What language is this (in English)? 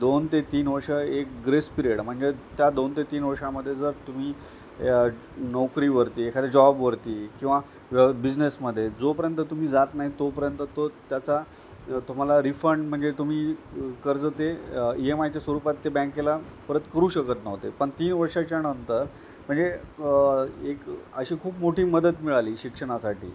Marathi